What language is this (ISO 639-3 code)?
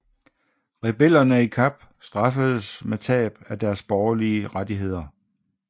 dan